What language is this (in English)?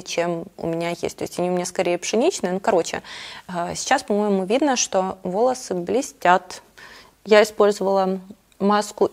Russian